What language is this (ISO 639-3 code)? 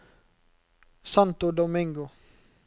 nor